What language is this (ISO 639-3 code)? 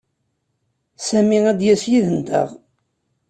kab